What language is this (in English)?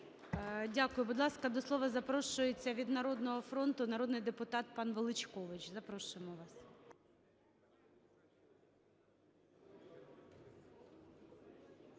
Ukrainian